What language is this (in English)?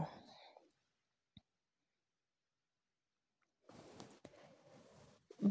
Luo (Kenya and Tanzania)